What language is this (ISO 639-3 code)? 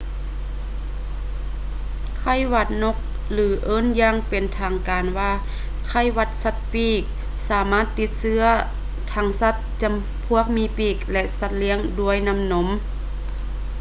lao